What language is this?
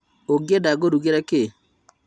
Kikuyu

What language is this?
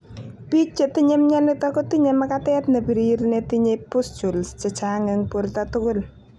Kalenjin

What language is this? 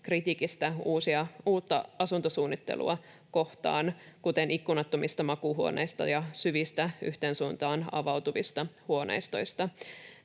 Finnish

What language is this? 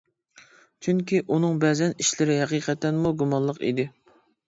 Uyghur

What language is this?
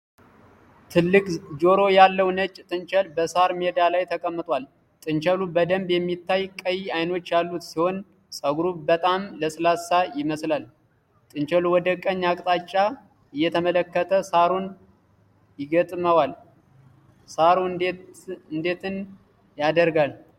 Amharic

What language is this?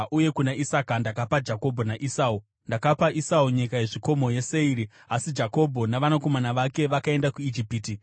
Shona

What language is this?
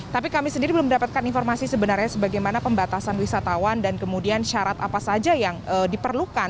Indonesian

